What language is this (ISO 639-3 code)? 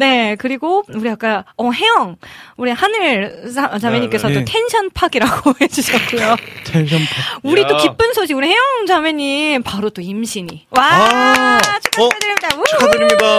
kor